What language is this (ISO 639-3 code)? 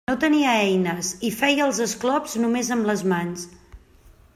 cat